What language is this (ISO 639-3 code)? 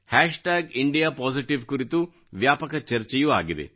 kan